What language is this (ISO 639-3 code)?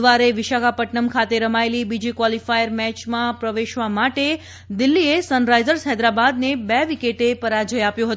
guj